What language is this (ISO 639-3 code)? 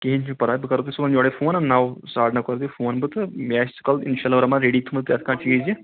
kas